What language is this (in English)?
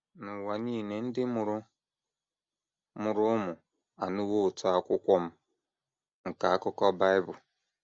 Igbo